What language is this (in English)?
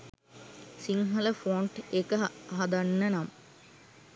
Sinhala